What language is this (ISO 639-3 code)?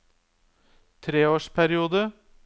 nor